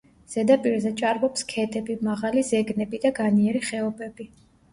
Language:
Georgian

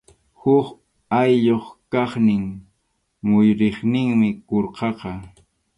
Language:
Arequipa-La Unión Quechua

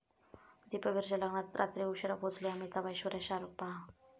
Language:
Marathi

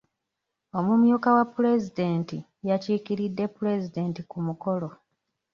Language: Ganda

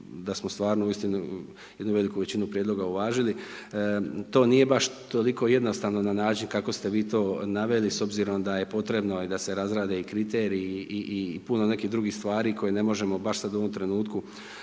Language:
Croatian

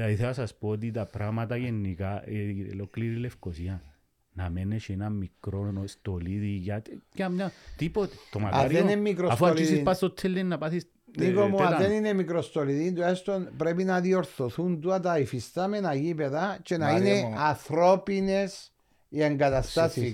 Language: Greek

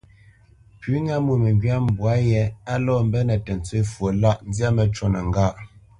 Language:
Bamenyam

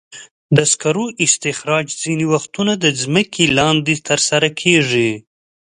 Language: Pashto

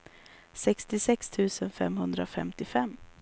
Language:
Swedish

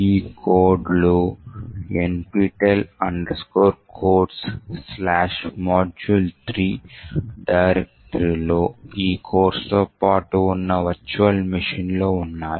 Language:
Telugu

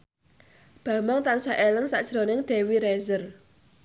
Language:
Javanese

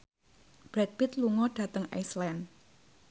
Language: Javanese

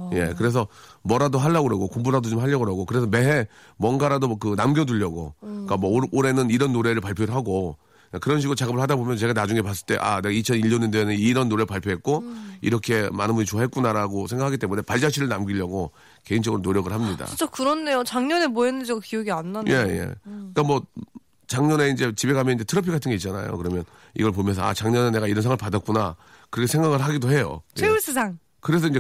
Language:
Korean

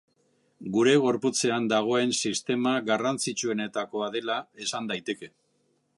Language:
Basque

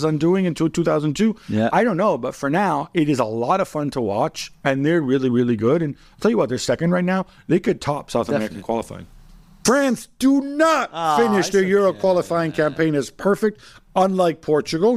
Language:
English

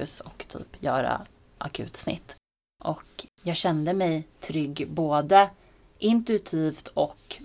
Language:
Swedish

